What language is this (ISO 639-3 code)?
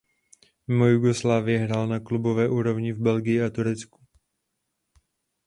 ces